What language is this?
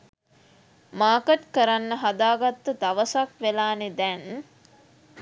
Sinhala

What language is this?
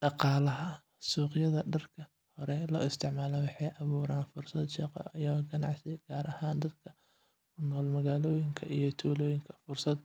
Somali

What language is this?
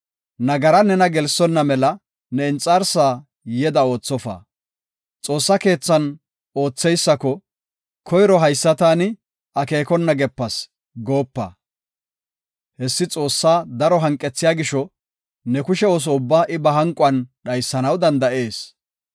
Gofa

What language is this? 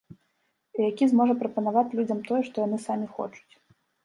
Belarusian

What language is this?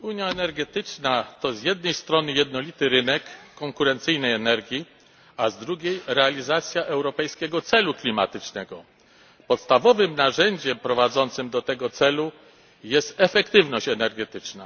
Polish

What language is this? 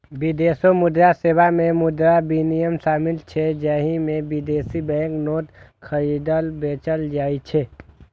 Maithili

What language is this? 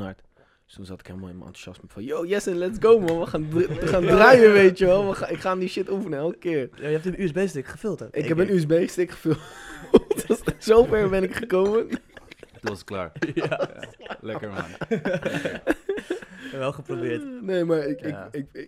Dutch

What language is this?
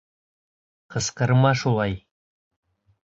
Bashkir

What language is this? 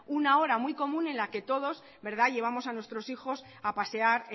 Spanish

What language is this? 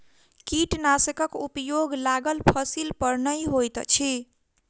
Maithili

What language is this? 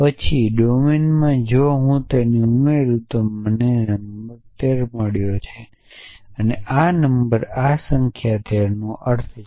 Gujarati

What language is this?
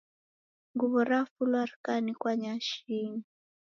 Taita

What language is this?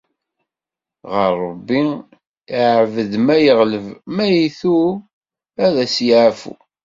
Kabyle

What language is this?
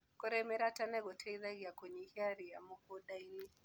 Kikuyu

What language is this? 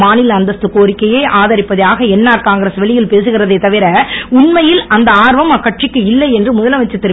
Tamil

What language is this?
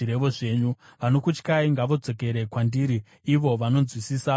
Shona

